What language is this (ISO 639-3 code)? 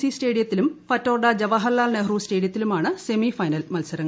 mal